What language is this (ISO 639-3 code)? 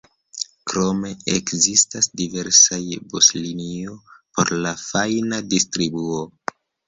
epo